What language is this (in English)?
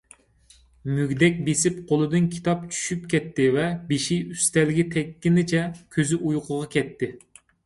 Uyghur